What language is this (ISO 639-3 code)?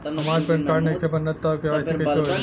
bho